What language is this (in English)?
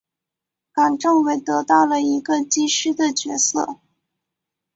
Chinese